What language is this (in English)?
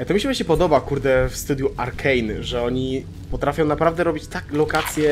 Polish